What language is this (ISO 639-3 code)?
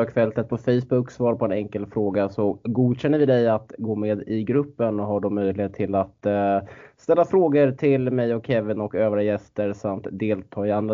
swe